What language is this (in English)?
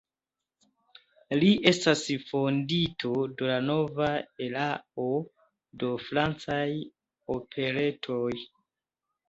Esperanto